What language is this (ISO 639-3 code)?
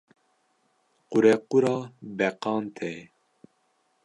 kur